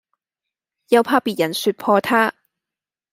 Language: Cantonese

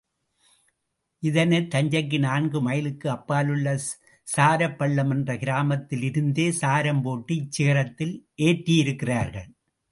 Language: Tamil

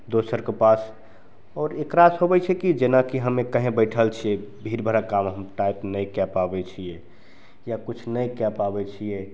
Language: Maithili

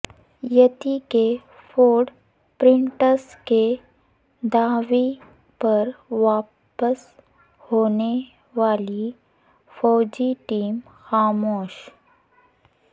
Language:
Urdu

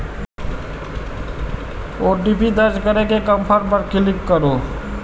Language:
Maithili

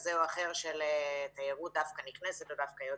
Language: Hebrew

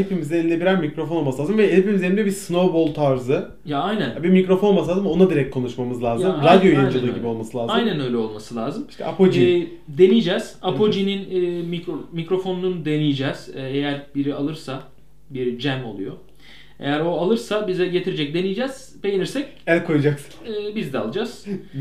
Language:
Turkish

